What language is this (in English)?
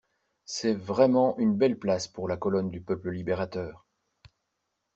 French